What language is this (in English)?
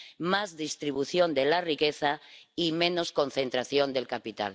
Spanish